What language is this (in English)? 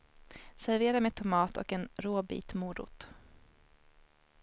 Swedish